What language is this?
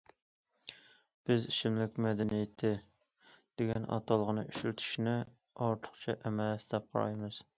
Uyghur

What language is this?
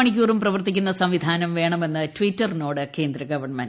Malayalam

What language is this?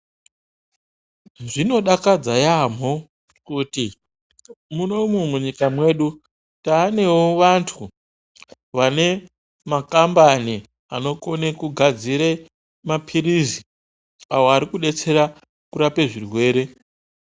Ndau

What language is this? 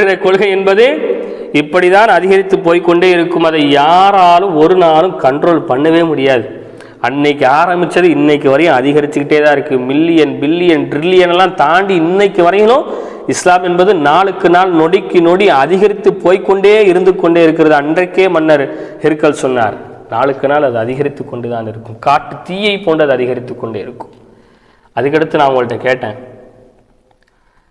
Tamil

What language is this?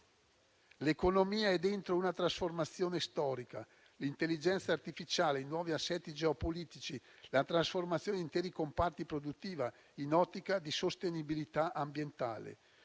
Italian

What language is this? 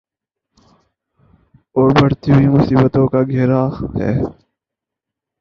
Urdu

